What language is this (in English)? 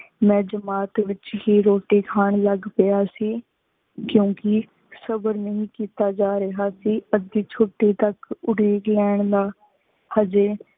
Punjabi